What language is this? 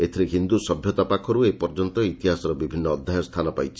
Odia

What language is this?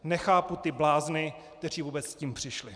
Czech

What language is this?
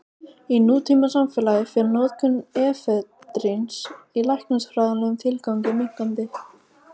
Icelandic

